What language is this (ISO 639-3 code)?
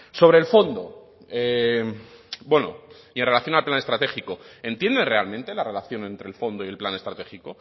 spa